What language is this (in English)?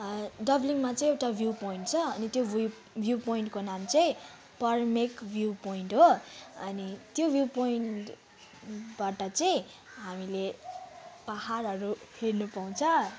Nepali